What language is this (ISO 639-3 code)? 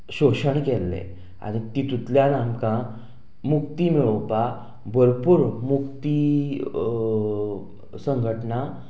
kok